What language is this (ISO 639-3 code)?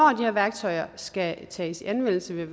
dan